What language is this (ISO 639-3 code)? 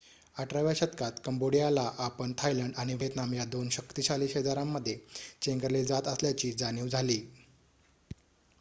mar